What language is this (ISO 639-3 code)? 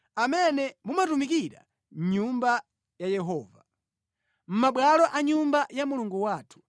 nya